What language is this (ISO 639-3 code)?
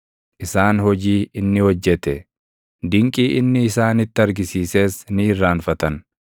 orm